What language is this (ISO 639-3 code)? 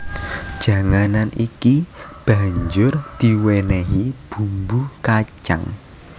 jav